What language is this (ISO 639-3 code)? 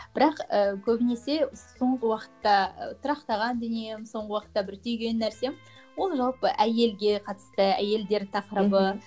kaz